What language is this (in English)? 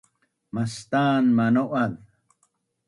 Bunun